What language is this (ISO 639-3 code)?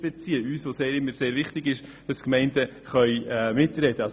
gsw